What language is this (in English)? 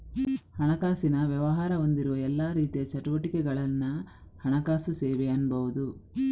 Kannada